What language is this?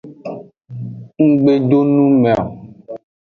Aja (Benin)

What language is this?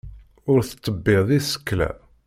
Kabyle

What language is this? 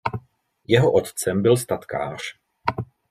Czech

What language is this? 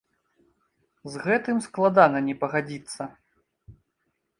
Belarusian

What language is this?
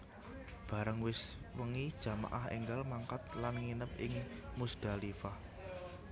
Javanese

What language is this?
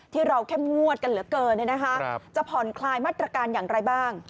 Thai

